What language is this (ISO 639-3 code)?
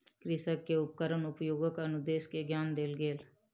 mai